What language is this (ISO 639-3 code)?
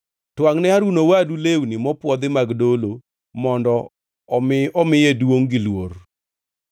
luo